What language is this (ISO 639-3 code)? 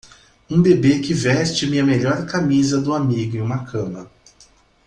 por